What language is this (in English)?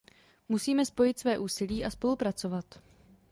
Czech